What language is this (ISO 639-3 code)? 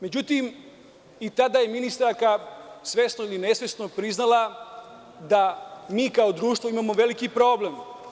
srp